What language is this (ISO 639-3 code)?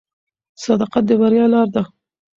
pus